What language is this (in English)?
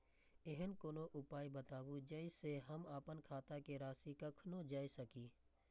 Maithili